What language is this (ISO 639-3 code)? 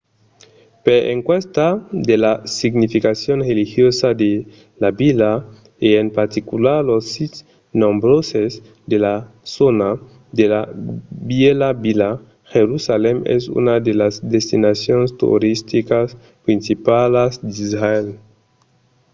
oci